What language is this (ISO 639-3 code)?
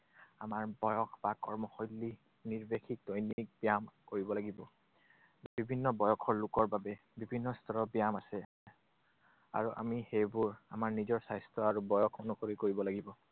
asm